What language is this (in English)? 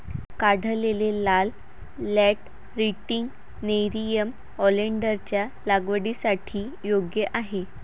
Marathi